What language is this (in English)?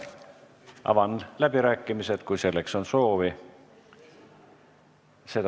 Estonian